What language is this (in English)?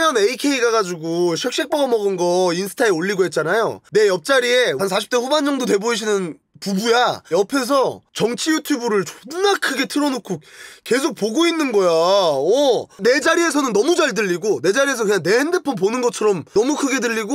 Korean